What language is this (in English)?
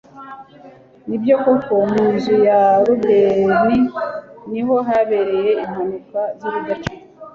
Kinyarwanda